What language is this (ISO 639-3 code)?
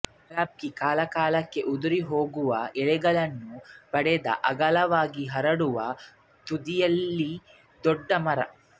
kan